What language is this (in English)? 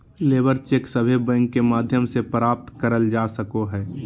Magahi